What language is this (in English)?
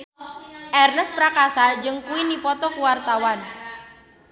Sundanese